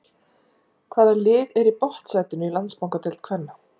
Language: Icelandic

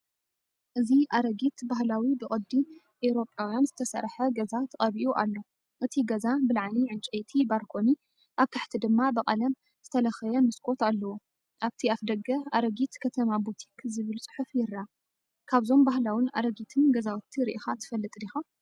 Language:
Tigrinya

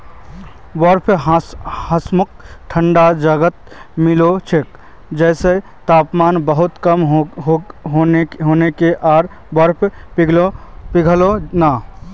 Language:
Magahi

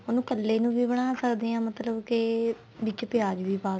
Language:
Punjabi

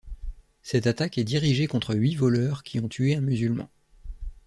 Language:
French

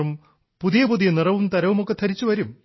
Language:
Malayalam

